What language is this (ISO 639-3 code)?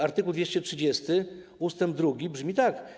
pol